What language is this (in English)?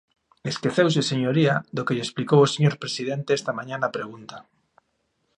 Galician